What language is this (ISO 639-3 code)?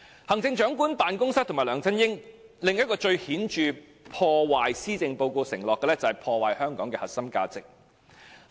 yue